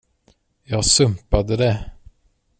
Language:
Swedish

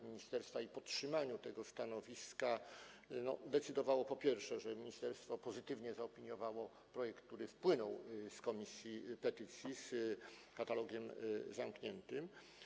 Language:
Polish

